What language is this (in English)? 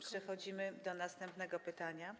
Polish